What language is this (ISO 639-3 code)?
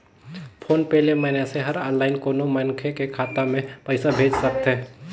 hne